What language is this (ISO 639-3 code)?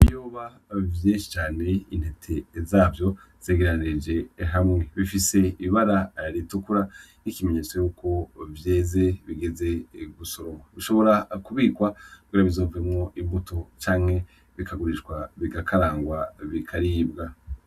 run